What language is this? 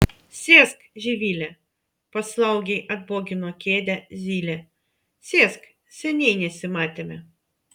Lithuanian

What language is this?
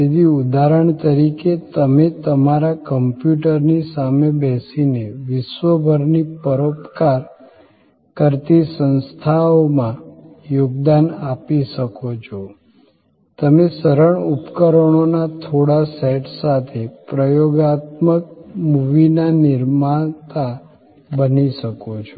Gujarati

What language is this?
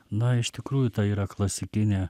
Lithuanian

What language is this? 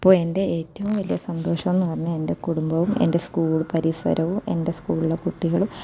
Malayalam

